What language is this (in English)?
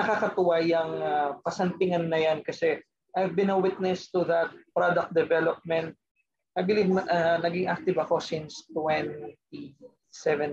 Filipino